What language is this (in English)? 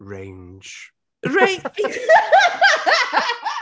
Welsh